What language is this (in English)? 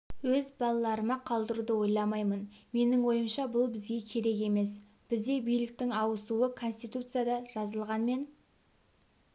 Kazakh